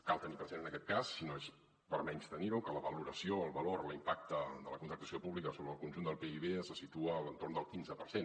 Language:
Catalan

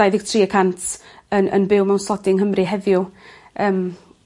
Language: Welsh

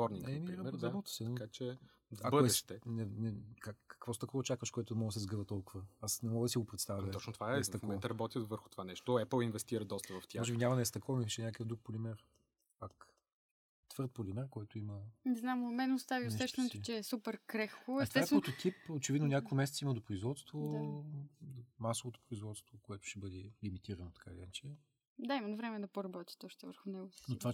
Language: Bulgarian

